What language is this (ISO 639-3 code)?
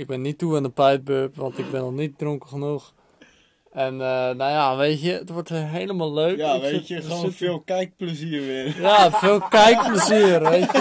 nld